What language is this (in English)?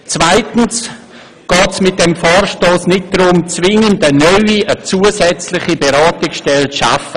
Swiss German